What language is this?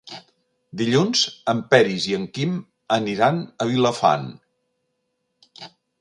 Catalan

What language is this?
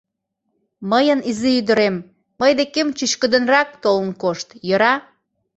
Mari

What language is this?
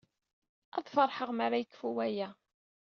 Kabyle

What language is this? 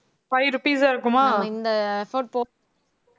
Tamil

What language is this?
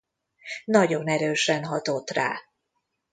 Hungarian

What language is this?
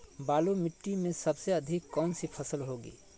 Magahi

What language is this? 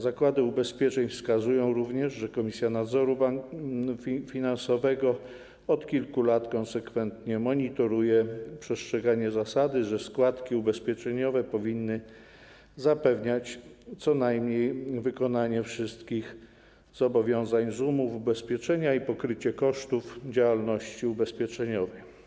Polish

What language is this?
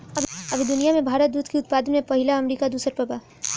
Bhojpuri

